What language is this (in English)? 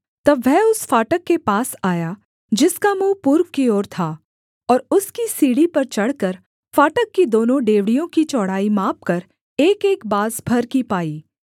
Hindi